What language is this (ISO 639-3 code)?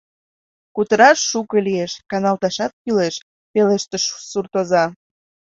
chm